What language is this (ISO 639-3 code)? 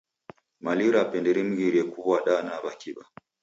dav